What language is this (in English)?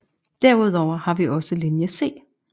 Danish